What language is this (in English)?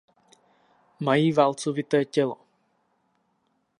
Czech